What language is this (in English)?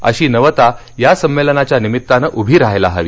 Marathi